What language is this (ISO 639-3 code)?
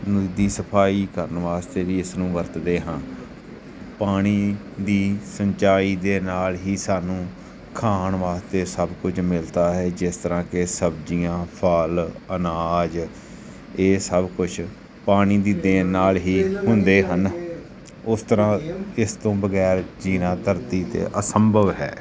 pan